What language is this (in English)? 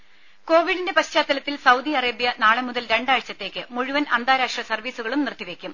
Malayalam